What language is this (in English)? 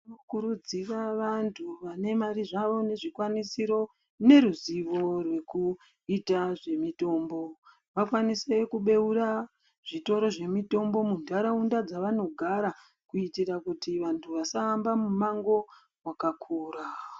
Ndau